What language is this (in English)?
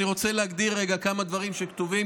Hebrew